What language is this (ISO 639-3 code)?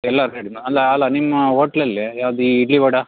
kan